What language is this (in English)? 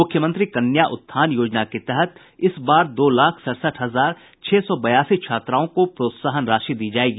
Hindi